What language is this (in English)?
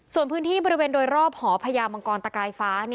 Thai